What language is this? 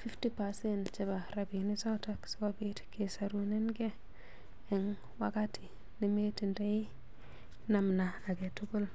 Kalenjin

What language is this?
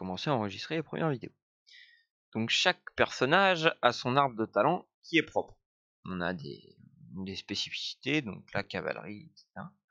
French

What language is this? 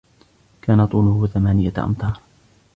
Arabic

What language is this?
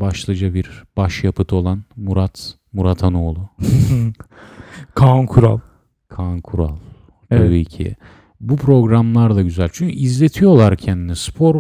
Turkish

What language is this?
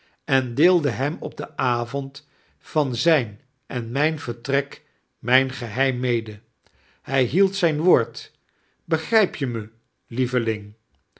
Dutch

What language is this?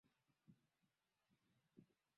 Swahili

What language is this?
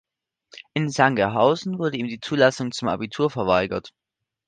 German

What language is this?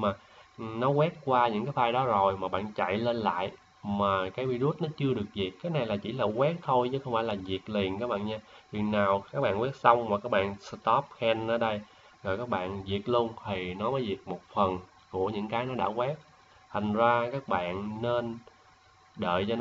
Vietnamese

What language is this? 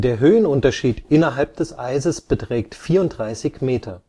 German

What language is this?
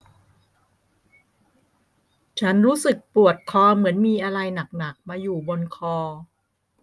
Thai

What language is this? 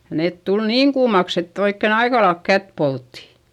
Finnish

